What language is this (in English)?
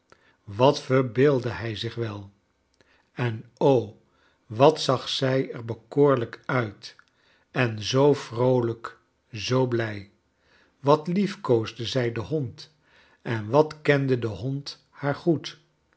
Dutch